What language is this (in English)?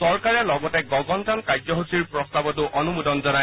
Assamese